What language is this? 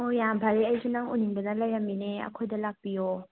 Manipuri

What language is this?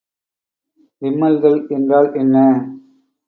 Tamil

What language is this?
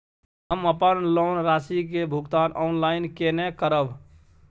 Maithili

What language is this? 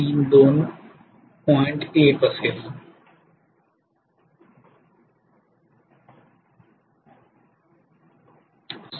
Marathi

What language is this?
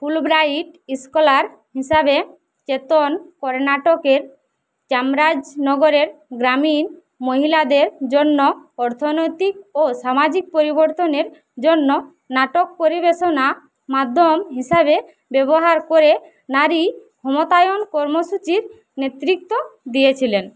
Bangla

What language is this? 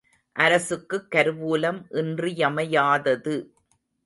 Tamil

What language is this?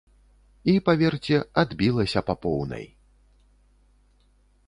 Belarusian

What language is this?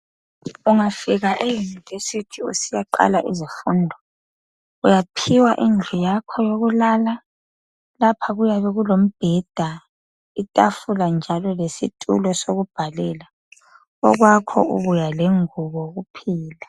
North Ndebele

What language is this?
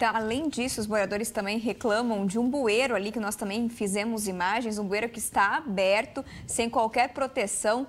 Portuguese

